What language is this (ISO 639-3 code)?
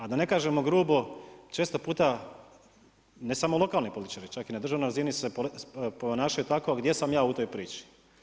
hrv